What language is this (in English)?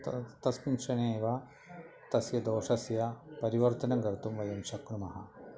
Sanskrit